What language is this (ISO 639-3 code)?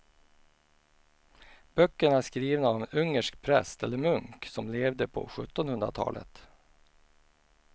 swe